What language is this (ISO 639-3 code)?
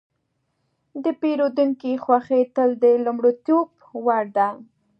pus